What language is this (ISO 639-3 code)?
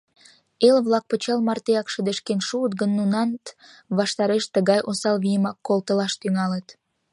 chm